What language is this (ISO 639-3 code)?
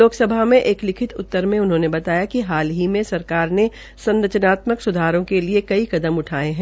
hin